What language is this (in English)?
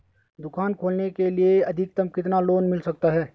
Hindi